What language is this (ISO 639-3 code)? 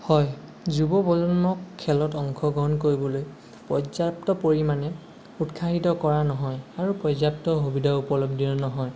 asm